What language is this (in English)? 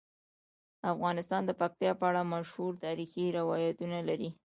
Pashto